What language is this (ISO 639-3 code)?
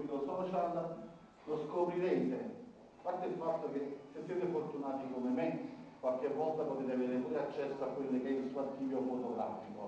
ita